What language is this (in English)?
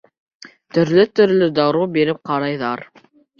Bashkir